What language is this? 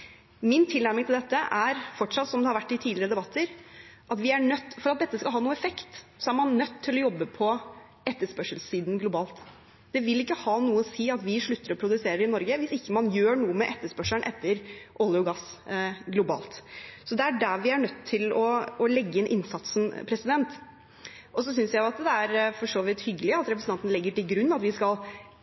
Norwegian Bokmål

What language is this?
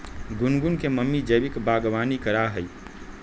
Magahi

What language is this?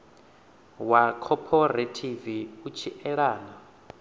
Venda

